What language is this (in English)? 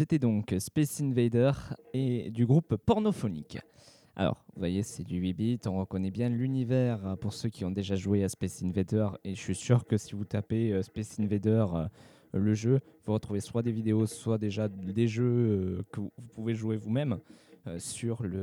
French